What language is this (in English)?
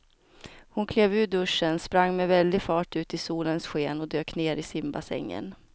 Swedish